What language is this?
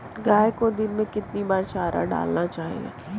Hindi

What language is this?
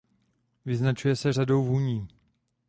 Czech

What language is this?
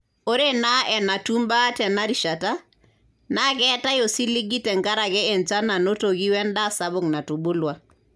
Masai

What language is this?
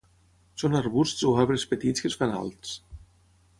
Catalan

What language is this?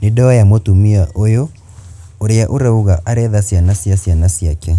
Kikuyu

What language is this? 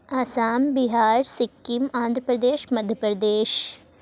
Urdu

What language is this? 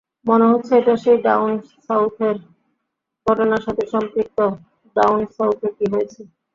Bangla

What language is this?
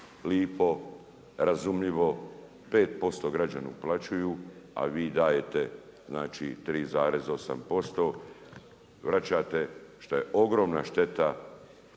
Croatian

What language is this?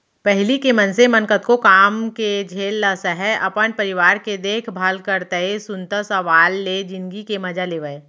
Chhattisgarhi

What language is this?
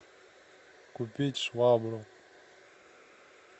Russian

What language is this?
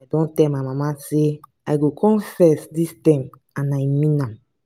Nigerian Pidgin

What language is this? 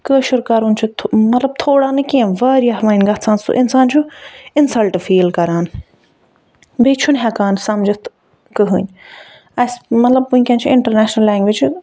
Kashmiri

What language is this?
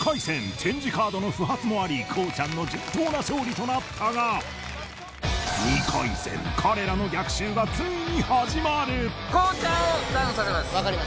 Japanese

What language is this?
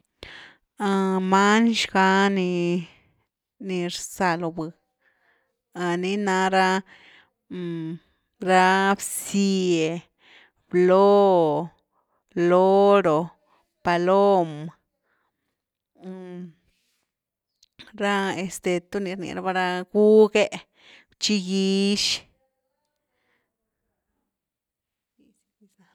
Güilá Zapotec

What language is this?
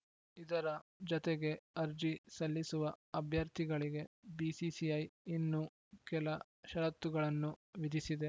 Kannada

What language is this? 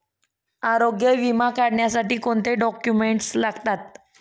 Marathi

